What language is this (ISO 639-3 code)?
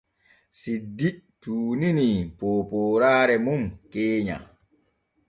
fue